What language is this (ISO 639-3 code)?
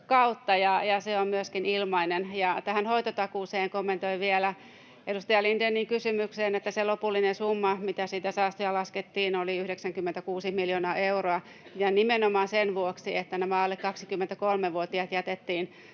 fin